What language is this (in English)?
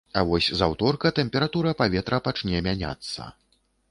Belarusian